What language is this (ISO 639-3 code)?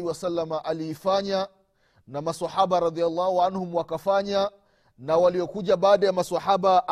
swa